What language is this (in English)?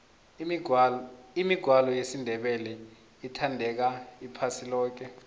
South Ndebele